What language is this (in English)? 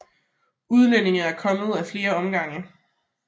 Danish